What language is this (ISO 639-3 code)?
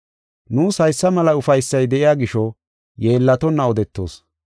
gof